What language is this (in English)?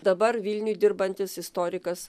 Lithuanian